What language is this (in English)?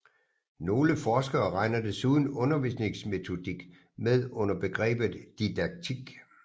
Danish